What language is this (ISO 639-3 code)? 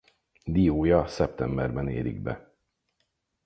hun